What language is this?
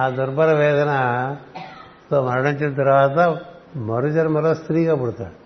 Telugu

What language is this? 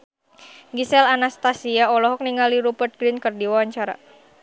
Sundanese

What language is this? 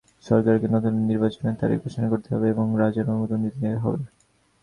Bangla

